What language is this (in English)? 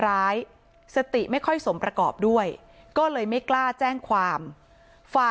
Thai